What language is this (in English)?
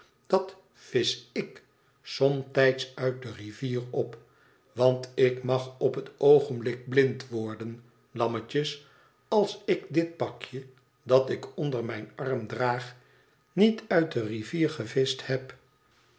Dutch